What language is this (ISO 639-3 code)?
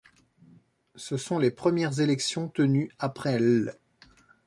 fra